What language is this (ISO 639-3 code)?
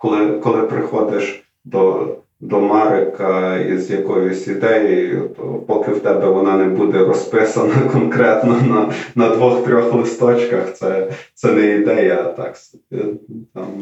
ukr